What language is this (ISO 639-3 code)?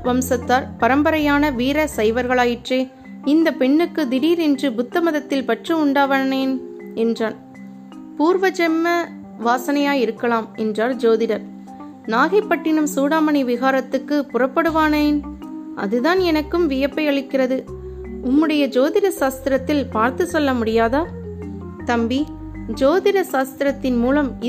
tam